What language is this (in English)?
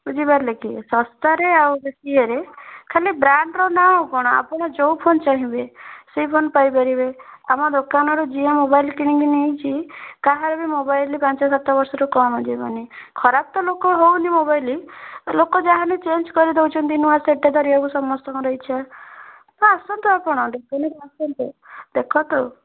Odia